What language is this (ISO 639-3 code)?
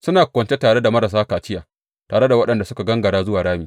hau